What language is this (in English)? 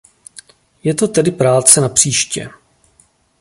Czech